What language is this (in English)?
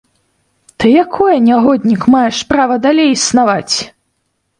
Belarusian